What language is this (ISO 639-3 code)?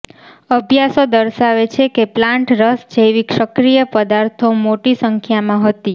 guj